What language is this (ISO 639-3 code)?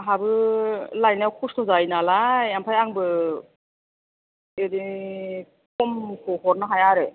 brx